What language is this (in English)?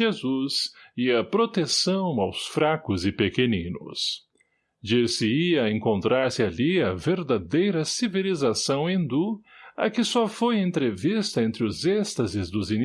Portuguese